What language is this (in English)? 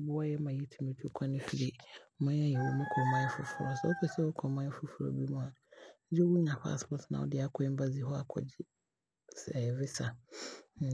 Abron